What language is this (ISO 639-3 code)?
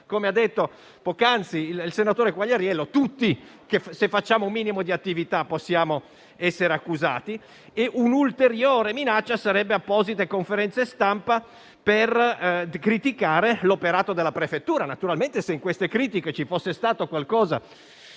ita